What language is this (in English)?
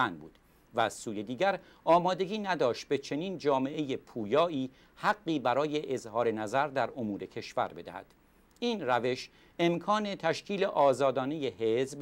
Persian